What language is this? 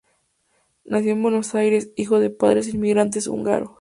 Spanish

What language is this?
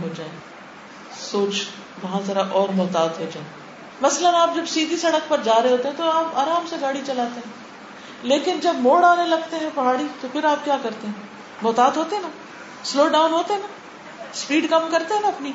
Urdu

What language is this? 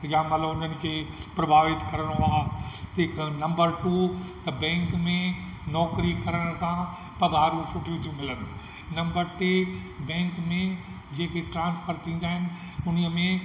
Sindhi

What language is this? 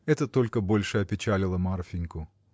Russian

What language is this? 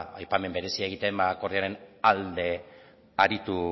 Basque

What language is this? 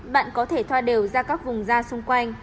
Vietnamese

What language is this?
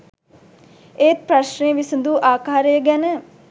Sinhala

